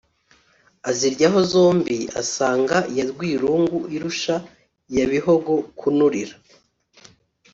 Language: Kinyarwanda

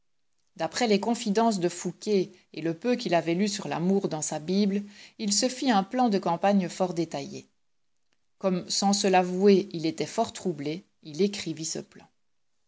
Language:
French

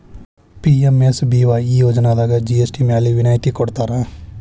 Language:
Kannada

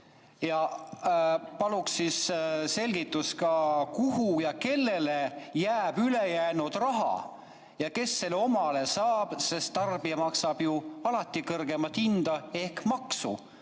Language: Estonian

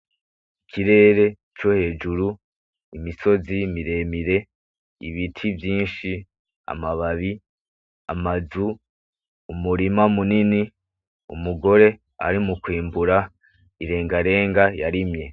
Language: Rundi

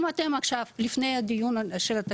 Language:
Hebrew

